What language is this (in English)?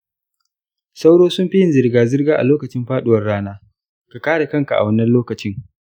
Hausa